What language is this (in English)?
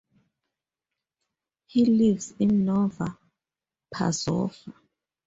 English